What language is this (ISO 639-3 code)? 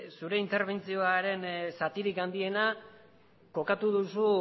eus